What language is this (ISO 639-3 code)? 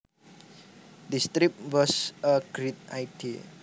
jav